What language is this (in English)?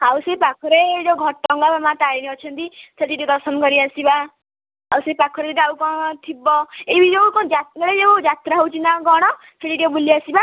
Odia